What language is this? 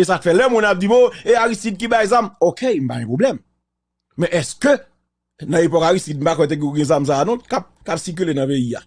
French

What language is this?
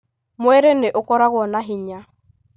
Kikuyu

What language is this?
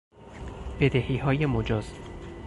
Persian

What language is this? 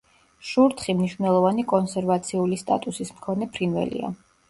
Georgian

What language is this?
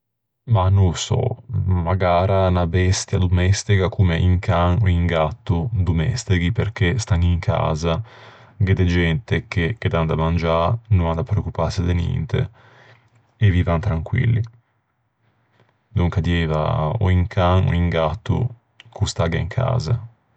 Ligurian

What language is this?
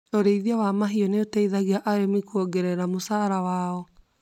Kikuyu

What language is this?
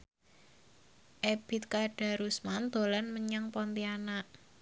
Javanese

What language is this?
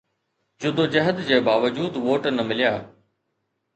Sindhi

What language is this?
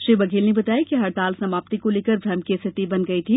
Hindi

